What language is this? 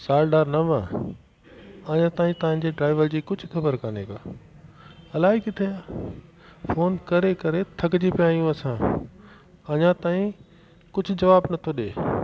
Sindhi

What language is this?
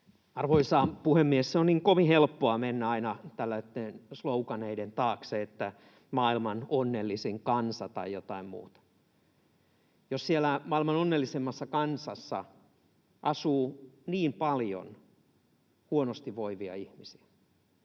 Finnish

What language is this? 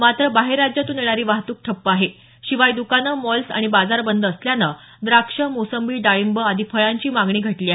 Marathi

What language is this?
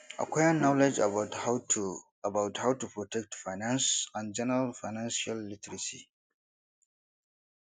Nigerian Pidgin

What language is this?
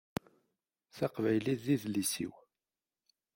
Kabyle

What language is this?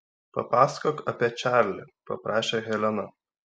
Lithuanian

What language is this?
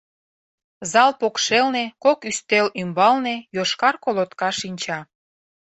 Mari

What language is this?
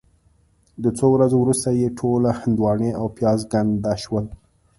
Pashto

